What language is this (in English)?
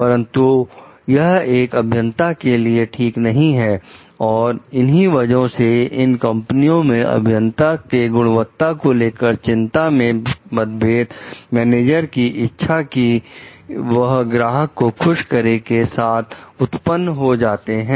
Hindi